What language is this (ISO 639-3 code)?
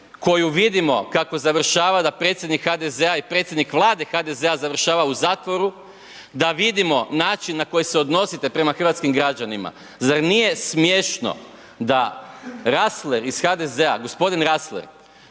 hrv